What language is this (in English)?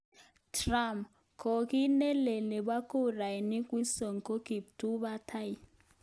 Kalenjin